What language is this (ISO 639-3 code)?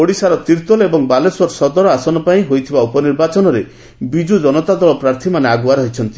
ori